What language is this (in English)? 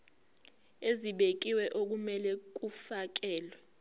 Zulu